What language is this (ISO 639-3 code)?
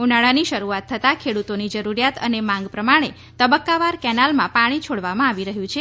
guj